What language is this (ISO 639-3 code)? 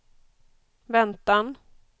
swe